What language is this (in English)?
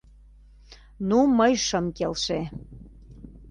Mari